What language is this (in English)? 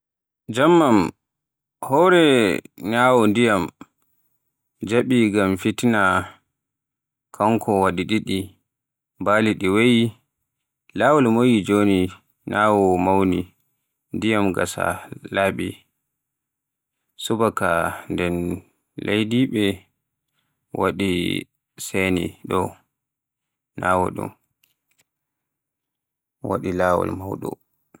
Borgu Fulfulde